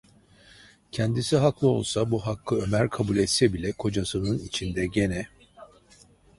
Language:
Turkish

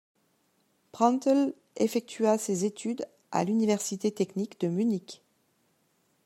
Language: French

